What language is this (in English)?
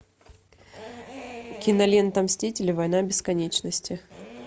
Russian